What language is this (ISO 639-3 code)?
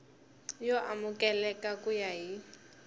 tso